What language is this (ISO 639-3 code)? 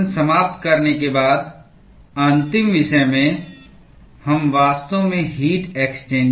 hin